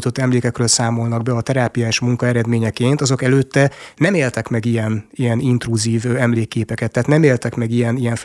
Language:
Hungarian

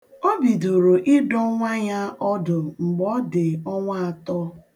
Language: Igbo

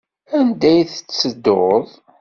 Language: Kabyle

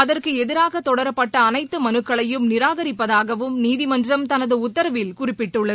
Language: Tamil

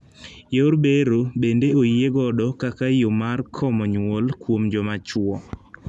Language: Luo (Kenya and Tanzania)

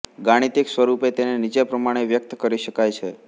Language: Gujarati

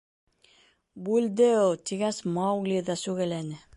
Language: Bashkir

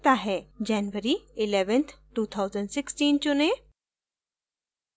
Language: Hindi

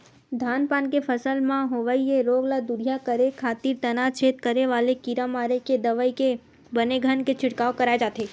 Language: Chhattisgarhi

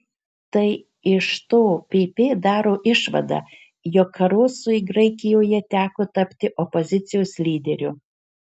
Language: Lithuanian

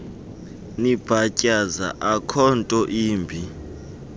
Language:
Xhosa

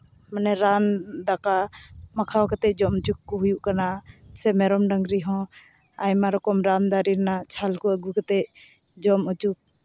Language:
Santali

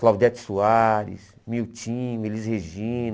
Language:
Portuguese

